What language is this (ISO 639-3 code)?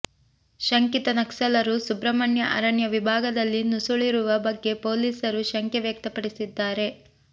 kan